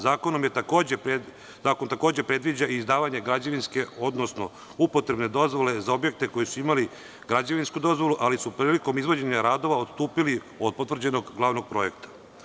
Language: Serbian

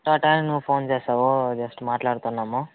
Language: Telugu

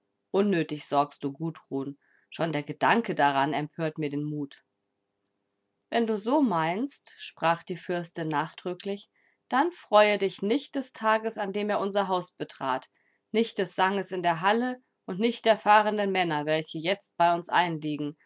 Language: German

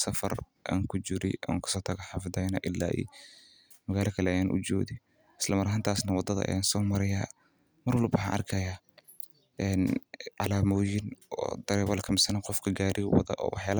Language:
Somali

